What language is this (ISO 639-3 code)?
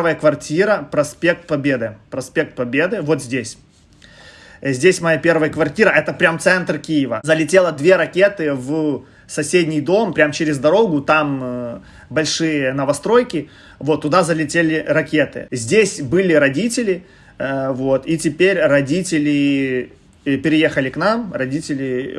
rus